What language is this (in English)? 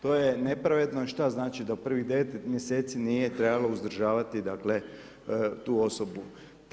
Croatian